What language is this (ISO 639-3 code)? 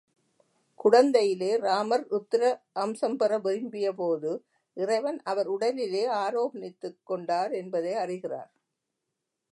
tam